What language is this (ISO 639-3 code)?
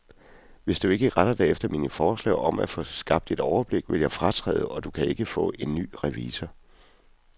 dan